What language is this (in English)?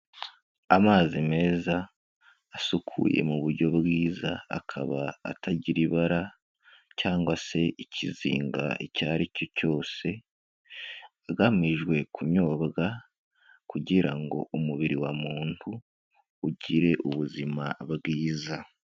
Kinyarwanda